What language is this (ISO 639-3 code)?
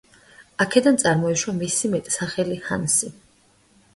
kat